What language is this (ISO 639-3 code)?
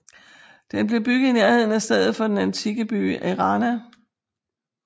dan